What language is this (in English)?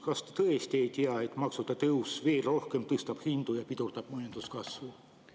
Estonian